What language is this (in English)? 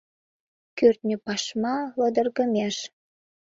Mari